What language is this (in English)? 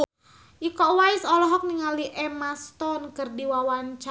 Sundanese